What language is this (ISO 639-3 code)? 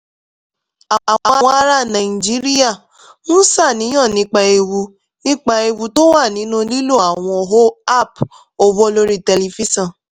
yor